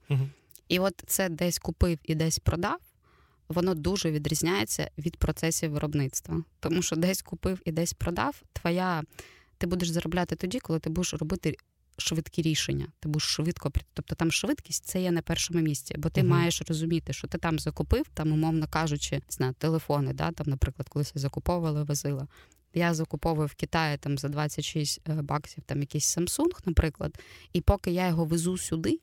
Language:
Ukrainian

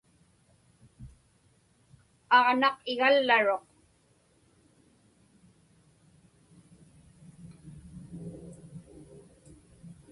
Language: Inupiaq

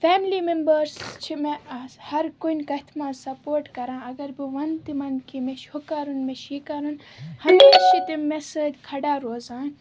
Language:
Kashmiri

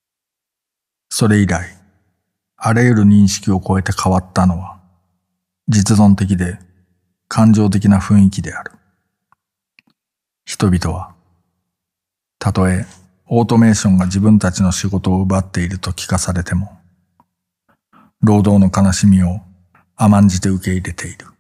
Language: Japanese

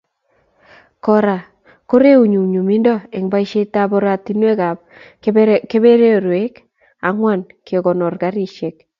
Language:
Kalenjin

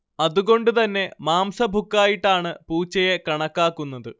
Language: Malayalam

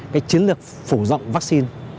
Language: Vietnamese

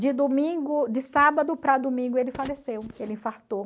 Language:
Portuguese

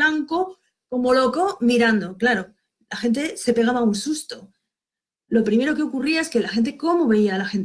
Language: Spanish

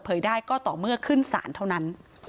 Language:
Thai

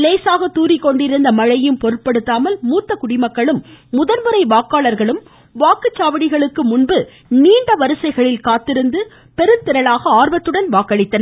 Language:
Tamil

